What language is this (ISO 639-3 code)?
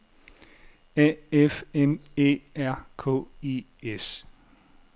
dan